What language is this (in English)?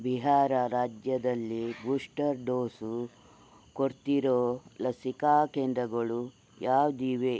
Kannada